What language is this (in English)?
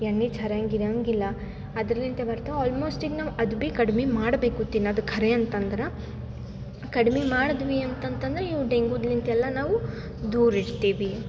Kannada